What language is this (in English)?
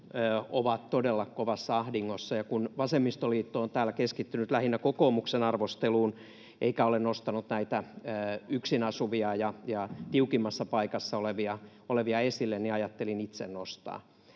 Finnish